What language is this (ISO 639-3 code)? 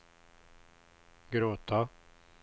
swe